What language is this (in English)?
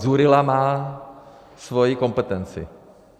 Czech